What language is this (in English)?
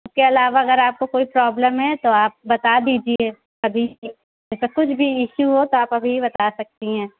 Urdu